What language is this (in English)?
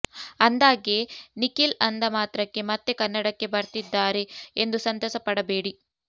Kannada